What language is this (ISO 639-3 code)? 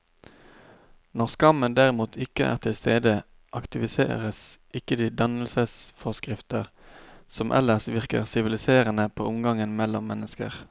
nor